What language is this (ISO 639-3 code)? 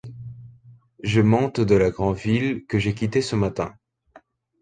fra